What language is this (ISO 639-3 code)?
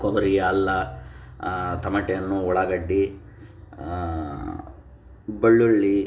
kan